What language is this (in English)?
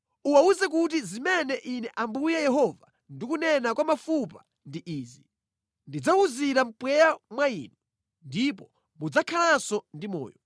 Nyanja